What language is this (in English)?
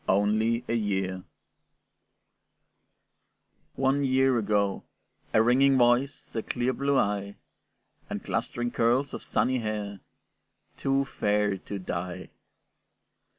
English